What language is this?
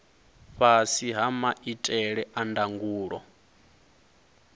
Venda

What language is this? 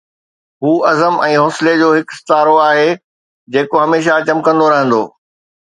Sindhi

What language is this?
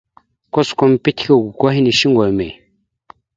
Mada (Cameroon)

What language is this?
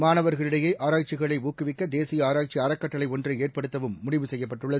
Tamil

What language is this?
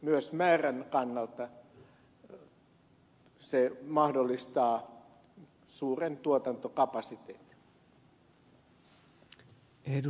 Finnish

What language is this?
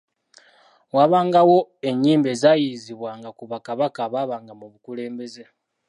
Ganda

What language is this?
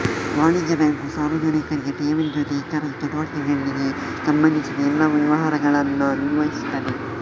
Kannada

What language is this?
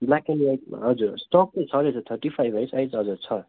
Nepali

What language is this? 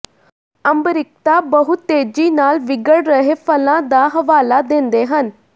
Punjabi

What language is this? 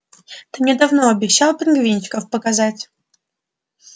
Russian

